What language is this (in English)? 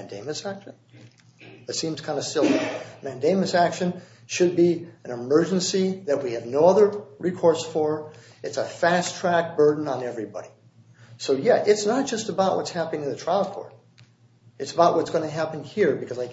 English